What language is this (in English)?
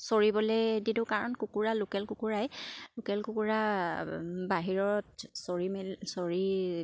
Assamese